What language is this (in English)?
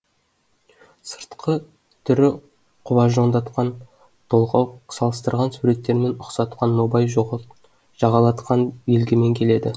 Kazakh